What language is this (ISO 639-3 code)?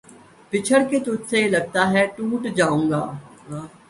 urd